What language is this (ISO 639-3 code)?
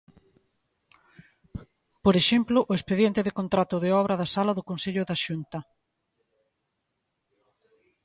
glg